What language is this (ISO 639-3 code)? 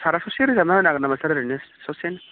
brx